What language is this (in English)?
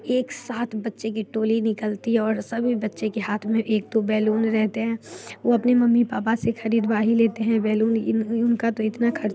Hindi